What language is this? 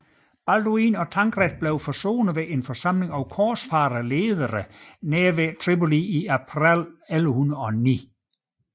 Danish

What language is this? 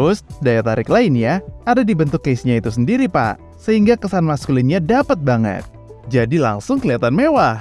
Indonesian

